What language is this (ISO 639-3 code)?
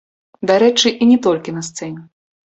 bel